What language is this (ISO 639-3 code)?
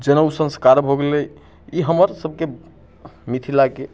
mai